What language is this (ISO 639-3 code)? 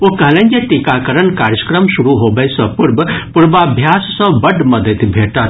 mai